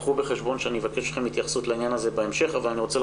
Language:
Hebrew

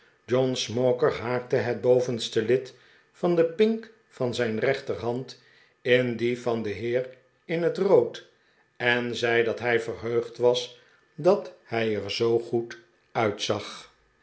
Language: Dutch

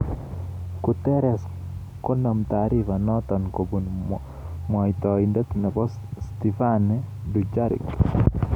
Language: Kalenjin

